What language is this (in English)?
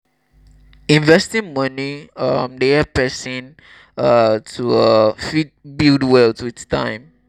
Nigerian Pidgin